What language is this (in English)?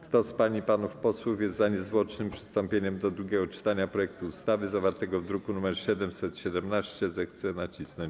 Polish